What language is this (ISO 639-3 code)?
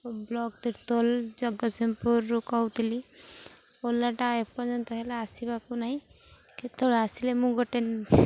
ori